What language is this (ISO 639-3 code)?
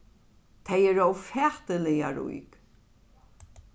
fao